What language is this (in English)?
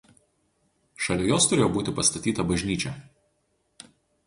Lithuanian